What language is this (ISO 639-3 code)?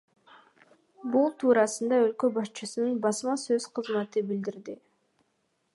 kir